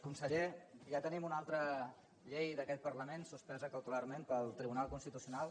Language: Catalan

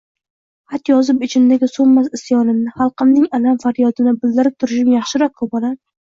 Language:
Uzbek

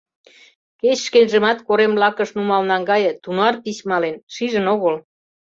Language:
Mari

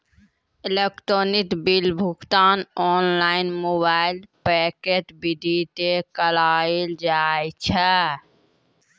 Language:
Maithili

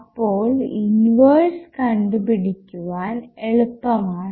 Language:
Malayalam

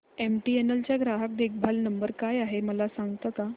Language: Marathi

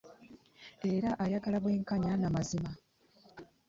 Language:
Ganda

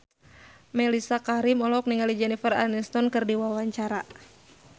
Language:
Sundanese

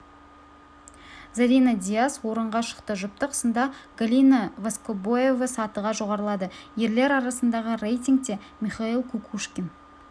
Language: Kazakh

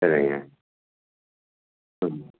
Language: Tamil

